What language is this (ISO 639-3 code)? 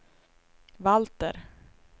swe